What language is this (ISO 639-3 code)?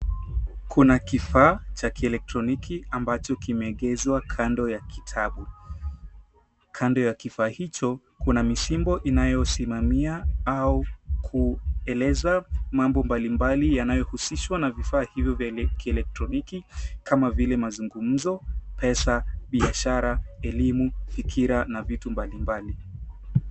swa